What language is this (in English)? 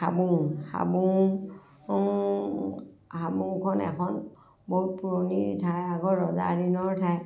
Assamese